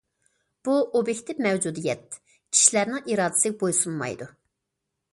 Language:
Uyghur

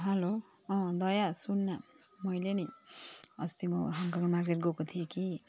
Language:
Nepali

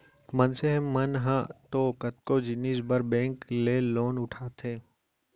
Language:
Chhattisgarhi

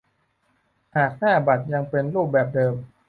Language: Thai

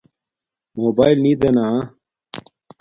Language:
Domaaki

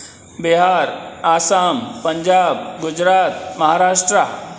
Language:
Sindhi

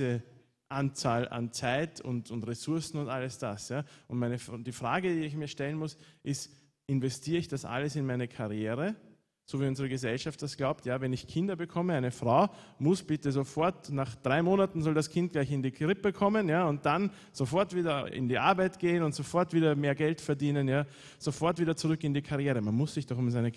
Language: German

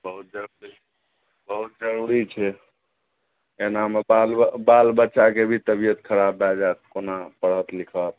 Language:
Maithili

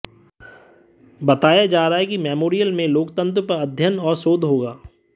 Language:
Hindi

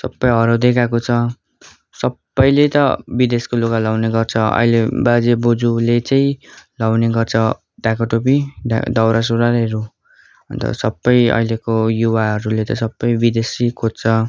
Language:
Nepali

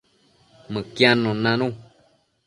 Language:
Matsés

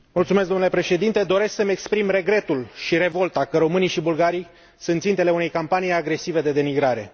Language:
Romanian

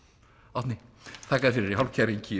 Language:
Icelandic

